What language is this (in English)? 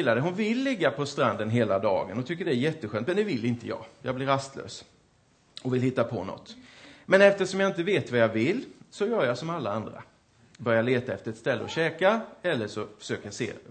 Swedish